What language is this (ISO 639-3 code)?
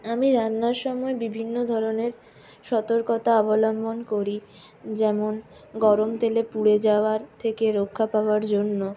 ben